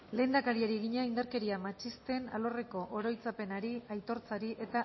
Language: Basque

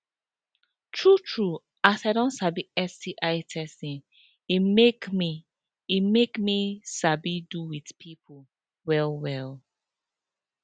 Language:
Nigerian Pidgin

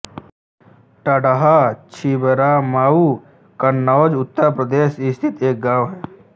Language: Hindi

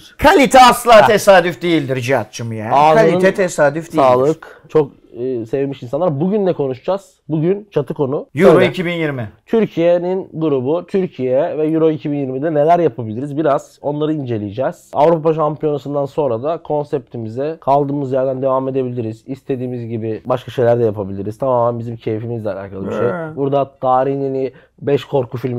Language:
Turkish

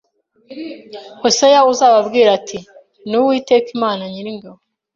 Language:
Kinyarwanda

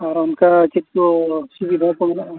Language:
Santali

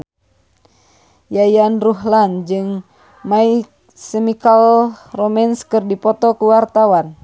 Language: Sundanese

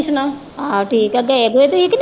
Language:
Punjabi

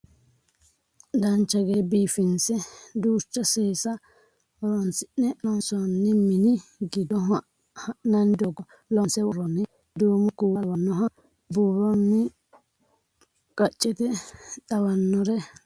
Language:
Sidamo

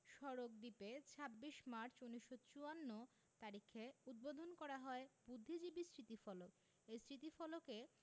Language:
Bangla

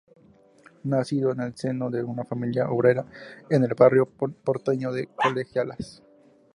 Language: Spanish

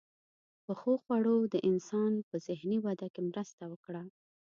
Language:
Pashto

